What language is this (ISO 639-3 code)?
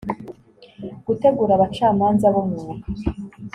kin